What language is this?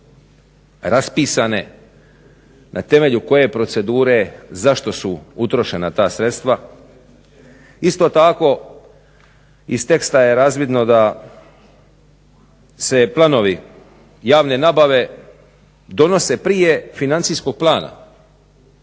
Croatian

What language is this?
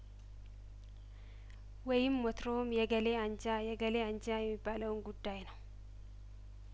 Amharic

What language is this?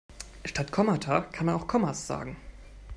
German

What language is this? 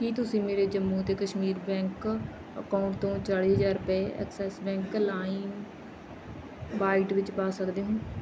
Punjabi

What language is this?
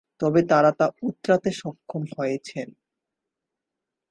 Bangla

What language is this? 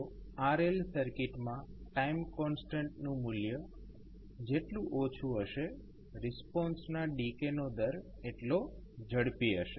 Gujarati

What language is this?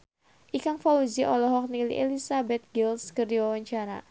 Sundanese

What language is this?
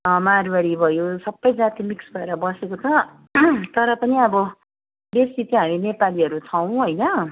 Nepali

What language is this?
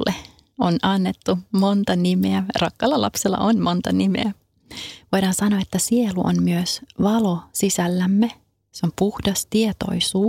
Finnish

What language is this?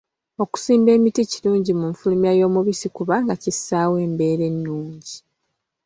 Ganda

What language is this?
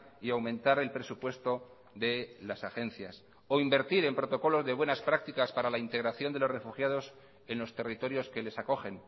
Spanish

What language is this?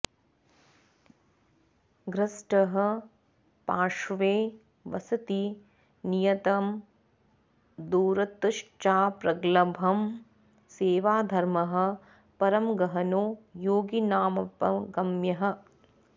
Sanskrit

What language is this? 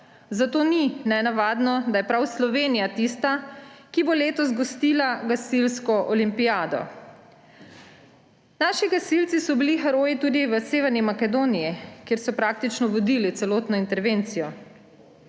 Slovenian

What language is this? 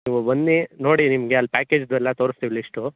Kannada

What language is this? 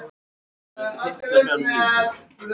Icelandic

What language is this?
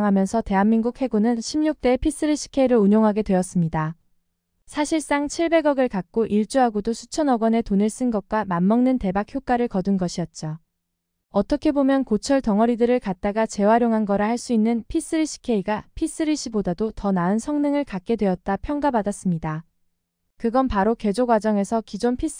Korean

